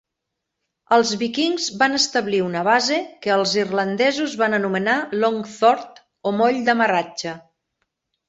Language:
Catalan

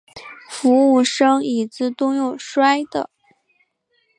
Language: Chinese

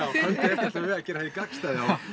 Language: Icelandic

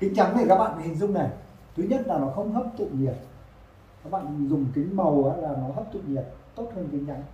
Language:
Vietnamese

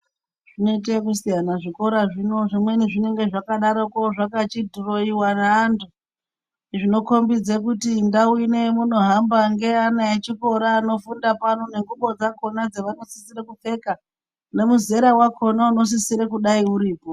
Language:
Ndau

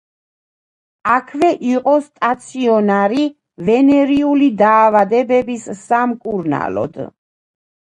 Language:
Georgian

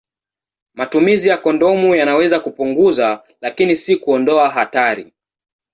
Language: Swahili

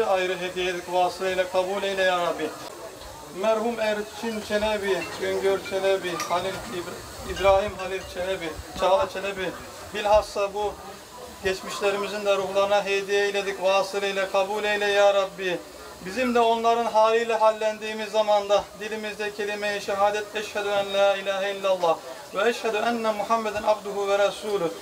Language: Turkish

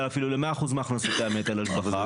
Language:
Hebrew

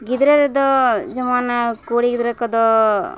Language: Santali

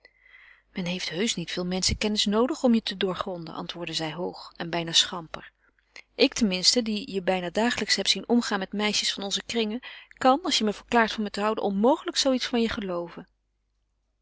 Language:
Dutch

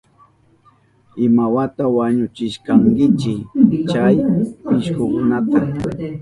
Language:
Southern Pastaza Quechua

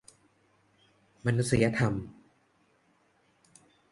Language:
Thai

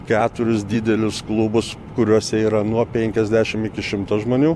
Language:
Lithuanian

